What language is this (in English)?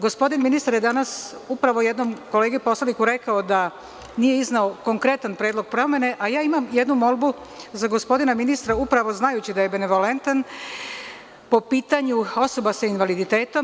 Serbian